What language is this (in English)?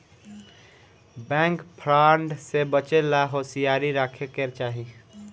Bhojpuri